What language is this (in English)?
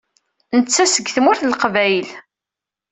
Kabyle